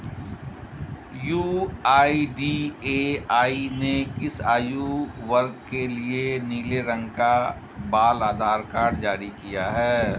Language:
Hindi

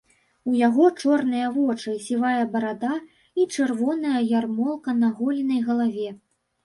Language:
Belarusian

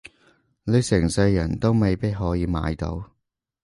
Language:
Cantonese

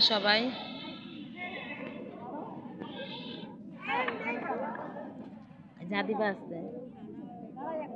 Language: Hindi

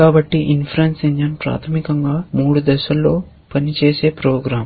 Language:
Telugu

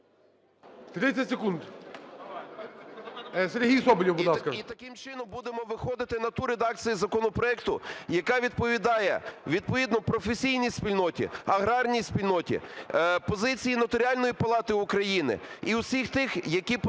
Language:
Ukrainian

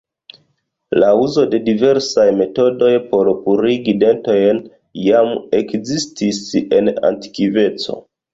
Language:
Esperanto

